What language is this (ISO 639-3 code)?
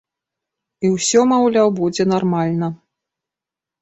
bel